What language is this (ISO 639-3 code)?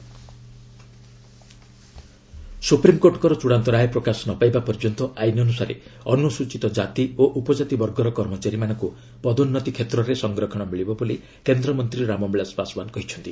ori